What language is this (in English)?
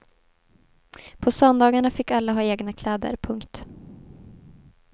Swedish